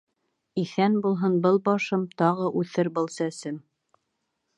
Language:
Bashkir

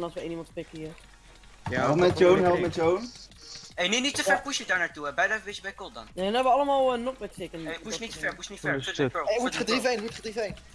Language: Dutch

